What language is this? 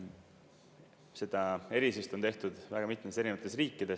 Estonian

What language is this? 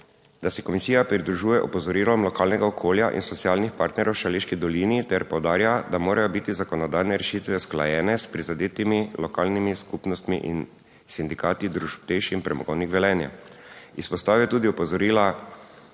Slovenian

